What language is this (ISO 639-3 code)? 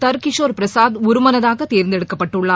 tam